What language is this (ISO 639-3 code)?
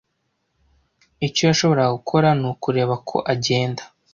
kin